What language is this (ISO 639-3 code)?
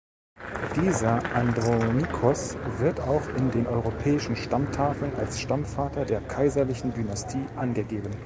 deu